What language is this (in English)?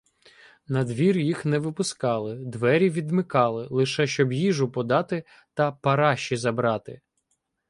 Ukrainian